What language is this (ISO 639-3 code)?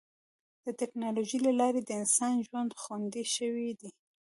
pus